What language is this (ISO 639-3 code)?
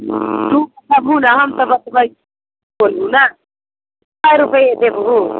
mai